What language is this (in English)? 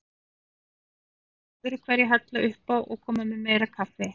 Icelandic